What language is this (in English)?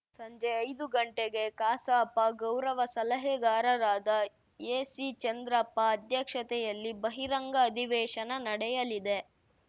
Kannada